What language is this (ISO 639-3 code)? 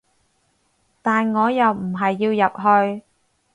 yue